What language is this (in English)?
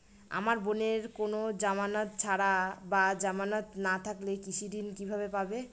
Bangla